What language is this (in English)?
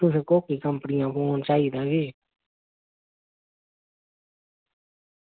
Dogri